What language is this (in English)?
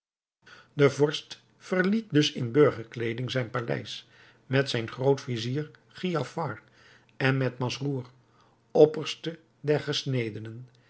Dutch